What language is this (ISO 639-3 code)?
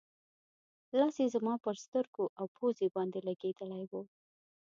pus